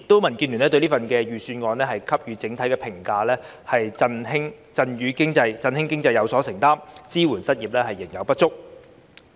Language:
Cantonese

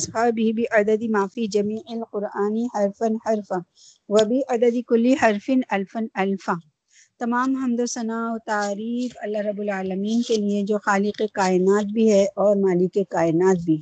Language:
Urdu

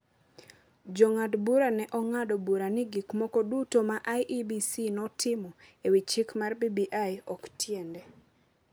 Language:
Luo (Kenya and Tanzania)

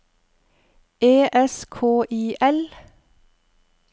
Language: Norwegian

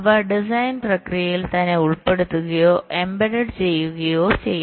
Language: Malayalam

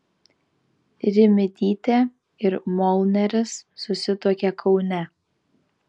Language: Lithuanian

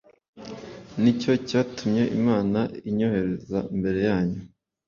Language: Kinyarwanda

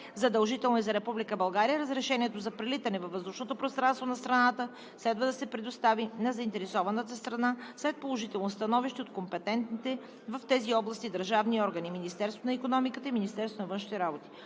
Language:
Bulgarian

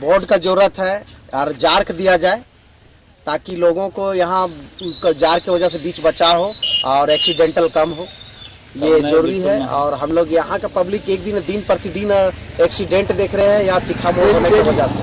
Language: Hindi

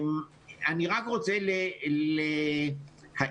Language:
Hebrew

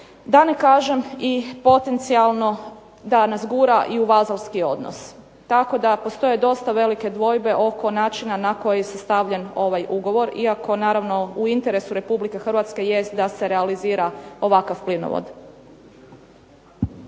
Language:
Croatian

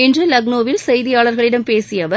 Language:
Tamil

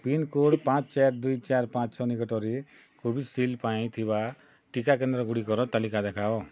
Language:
Odia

